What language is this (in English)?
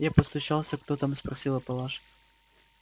Russian